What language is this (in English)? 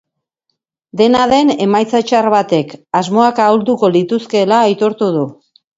Basque